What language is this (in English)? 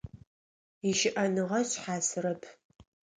Adyghe